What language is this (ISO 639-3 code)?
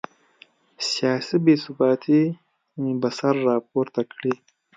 pus